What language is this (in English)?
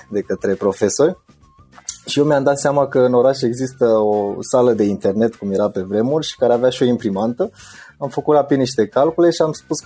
Romanian